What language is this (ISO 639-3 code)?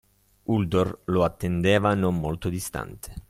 ita